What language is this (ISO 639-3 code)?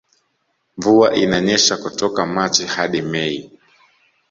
swa